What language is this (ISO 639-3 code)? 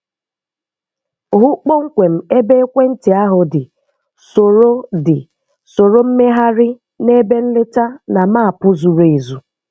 ibo